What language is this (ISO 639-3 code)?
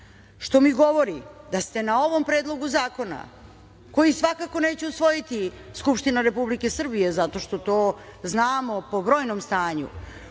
srp